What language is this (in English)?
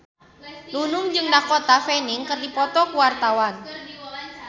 Sundanese